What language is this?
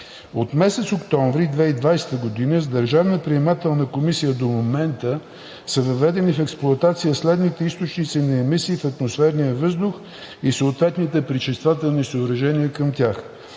Bulgarian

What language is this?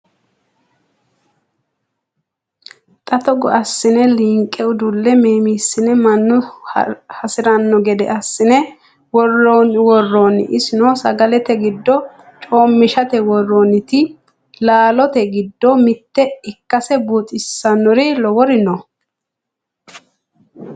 Sidamo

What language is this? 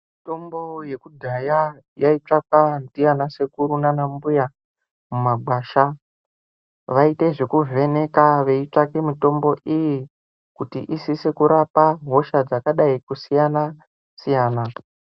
Ndau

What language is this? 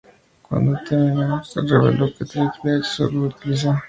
Spanish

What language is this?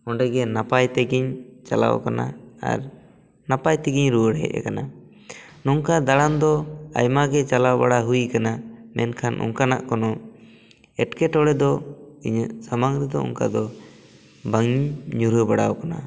Santali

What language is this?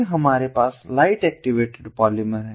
Hindi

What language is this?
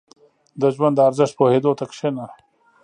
Pashto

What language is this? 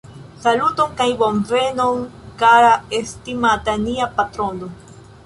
Esperanto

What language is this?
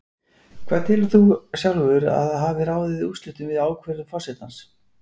Icelandic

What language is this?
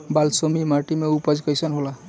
Bhojpuri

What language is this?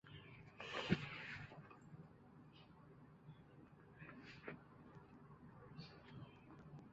Chinese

